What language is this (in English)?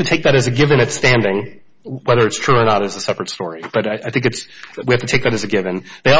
English